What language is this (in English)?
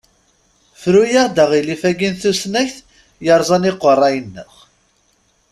Kabyle